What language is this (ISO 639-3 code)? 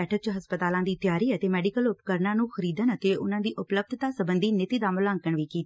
pan